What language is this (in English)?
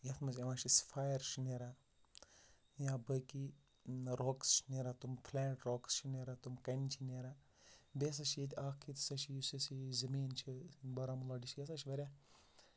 Kashmiri